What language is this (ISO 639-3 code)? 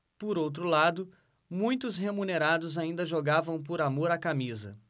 por